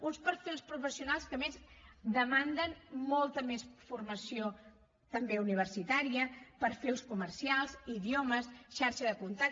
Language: Catalan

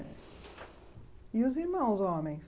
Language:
Portuguese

